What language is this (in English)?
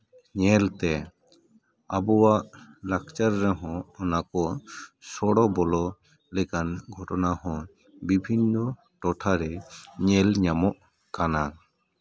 Santali